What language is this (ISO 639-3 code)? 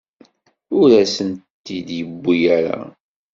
kab